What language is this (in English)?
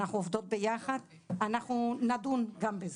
Hebrew